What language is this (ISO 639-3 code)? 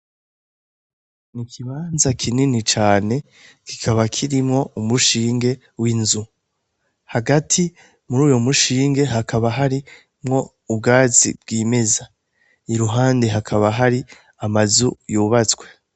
run